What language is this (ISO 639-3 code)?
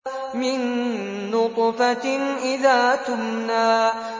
ara